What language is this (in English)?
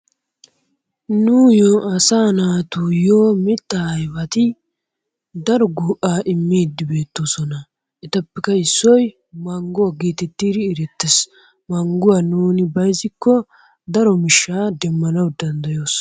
Wolaytta